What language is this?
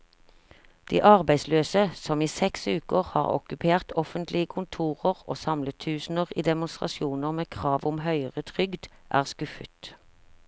Norwegian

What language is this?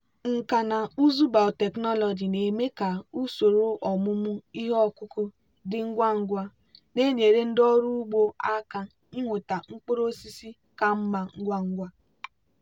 Igbo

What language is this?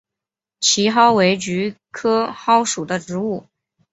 Chinese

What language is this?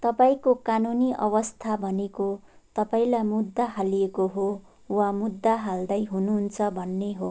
Nepali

